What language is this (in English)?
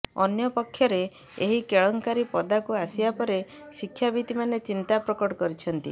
Odia